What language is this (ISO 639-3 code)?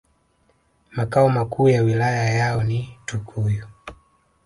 swa